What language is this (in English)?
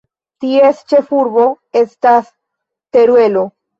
Esperanto